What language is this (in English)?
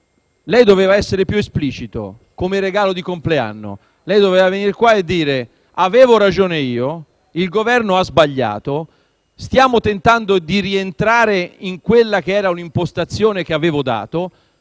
Italian